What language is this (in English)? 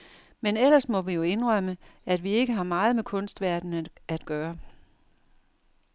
Danish